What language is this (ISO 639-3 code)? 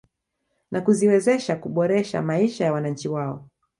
swa